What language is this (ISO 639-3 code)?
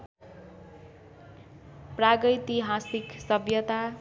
nep